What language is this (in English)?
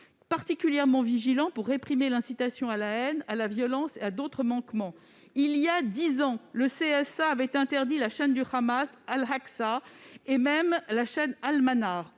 French